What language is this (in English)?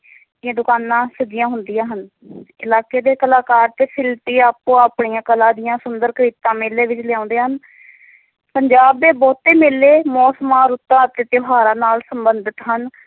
Punjabi